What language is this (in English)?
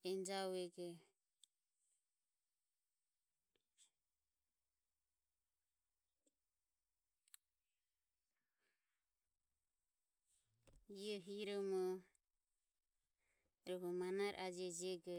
Ömie